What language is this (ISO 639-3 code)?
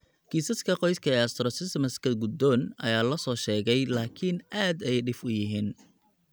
som